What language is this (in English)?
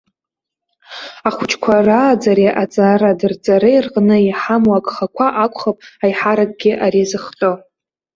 Abkhazian